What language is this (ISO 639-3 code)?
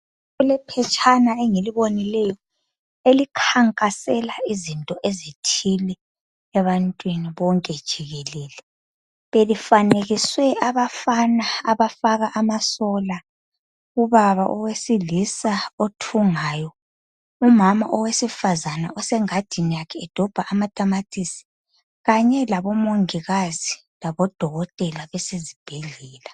nde